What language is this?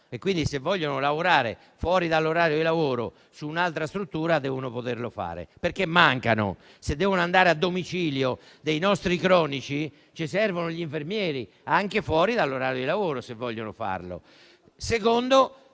Italian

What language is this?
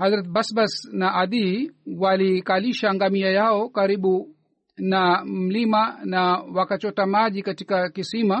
Swahili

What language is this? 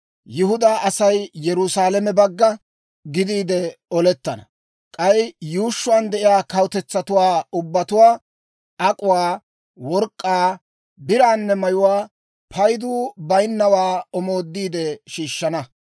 Dawro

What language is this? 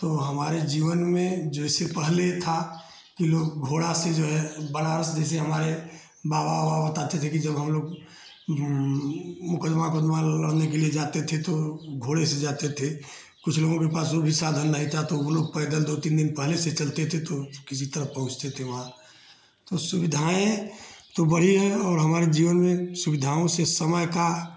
Hindi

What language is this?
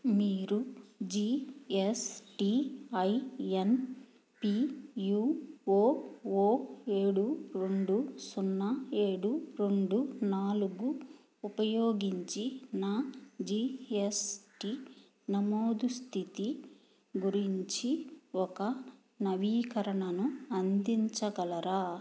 Telugu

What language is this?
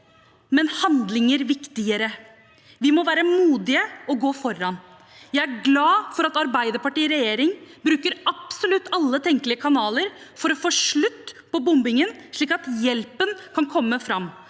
Norwegian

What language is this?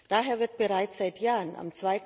German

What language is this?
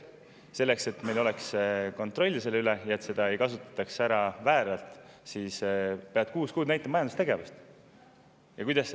Estonian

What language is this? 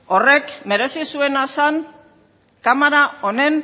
Basque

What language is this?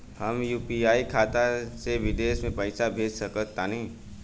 Bhojpuri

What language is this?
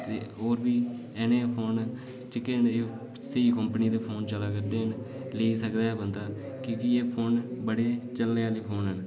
Dogri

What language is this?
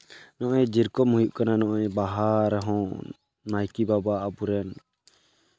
Santali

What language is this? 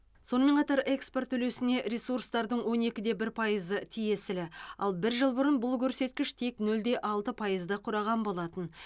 Kazakh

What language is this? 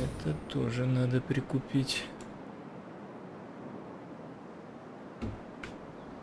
Russian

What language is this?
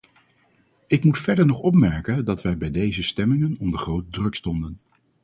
Dutch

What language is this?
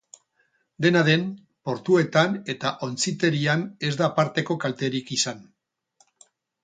Basque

